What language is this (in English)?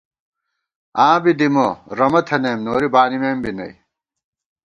Gawar-Bati